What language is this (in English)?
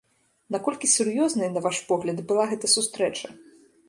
Belarusian